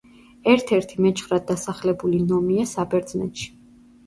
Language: Georgian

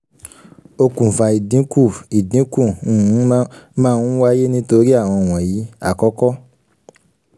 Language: Yoruba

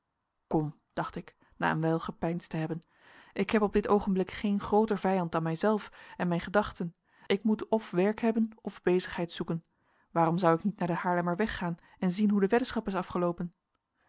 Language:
Dutch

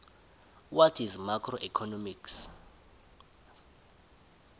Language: South Ndebele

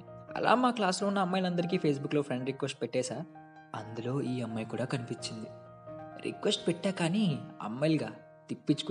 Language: Telugu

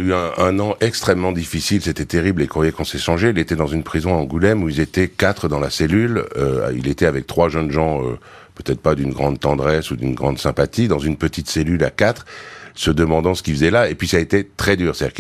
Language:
French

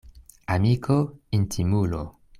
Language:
Esperanto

